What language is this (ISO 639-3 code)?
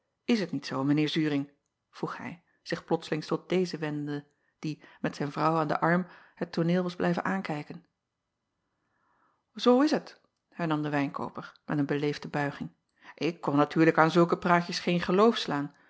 nld